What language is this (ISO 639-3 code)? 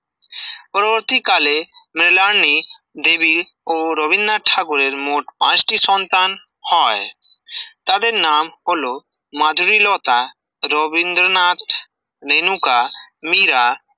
ben